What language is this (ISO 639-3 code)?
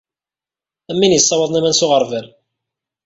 kab